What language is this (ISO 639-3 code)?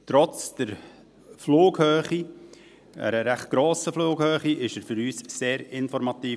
gsw